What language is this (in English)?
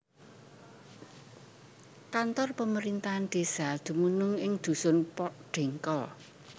Javanese